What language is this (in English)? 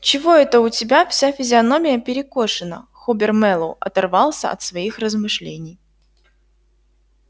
Russian